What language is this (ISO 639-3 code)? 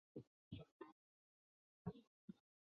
zho